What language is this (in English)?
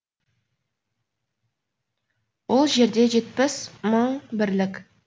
Kazakh